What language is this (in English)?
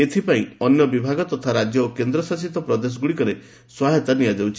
Odia